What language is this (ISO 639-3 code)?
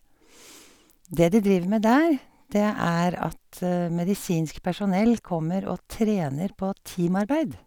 nor